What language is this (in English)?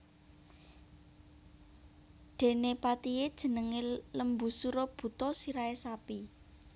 Javanese